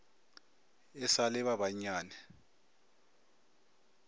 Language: Northern Sotho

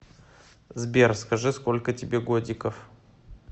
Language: Russian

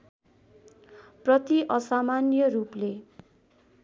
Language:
Nepali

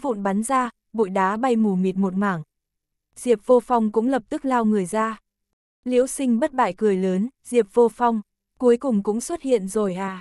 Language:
Vietnamese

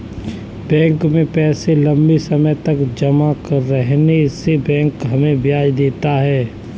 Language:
Hindi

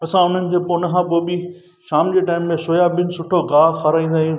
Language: Sindhi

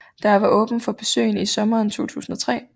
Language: Danish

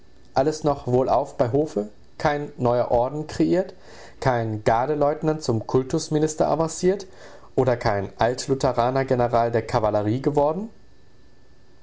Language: German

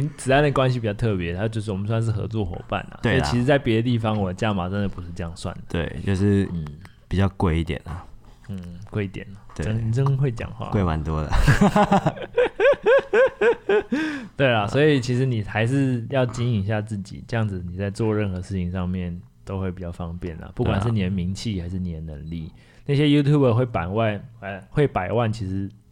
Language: Chinese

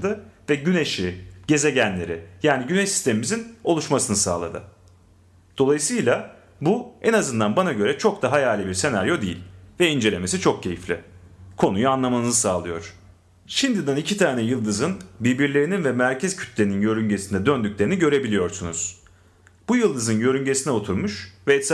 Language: Turkish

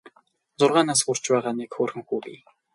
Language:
Mongolian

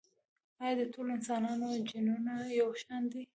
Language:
Pashto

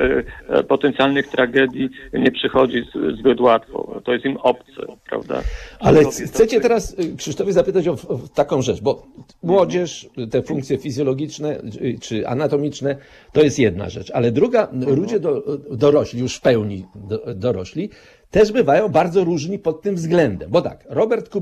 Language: Polish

